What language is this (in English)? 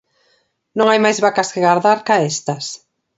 Galician